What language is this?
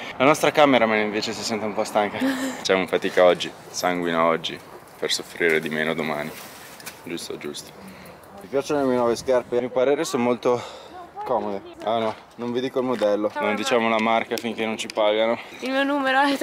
Italian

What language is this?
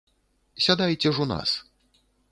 Belarusian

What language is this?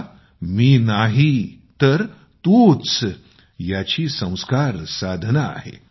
Marathi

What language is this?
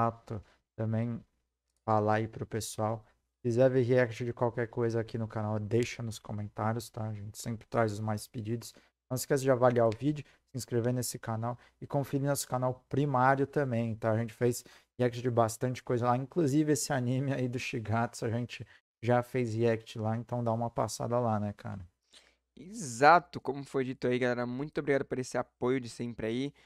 Portuguese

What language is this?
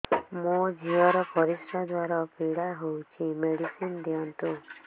Odia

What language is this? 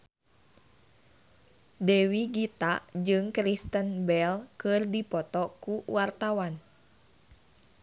Sundanese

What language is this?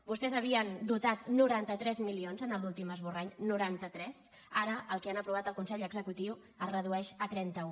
Catalan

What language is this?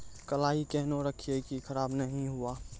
Maithili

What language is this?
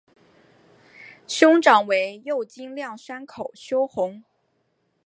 Chinese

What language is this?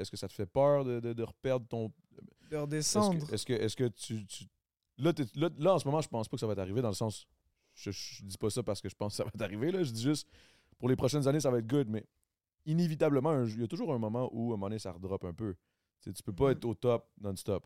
French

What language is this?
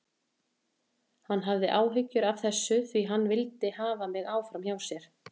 Icelandic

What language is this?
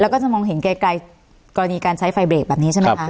Thai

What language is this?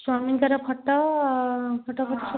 Odia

